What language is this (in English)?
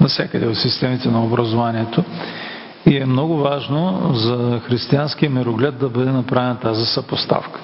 Bulgarian